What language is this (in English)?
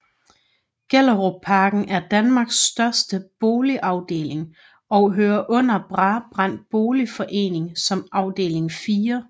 Danish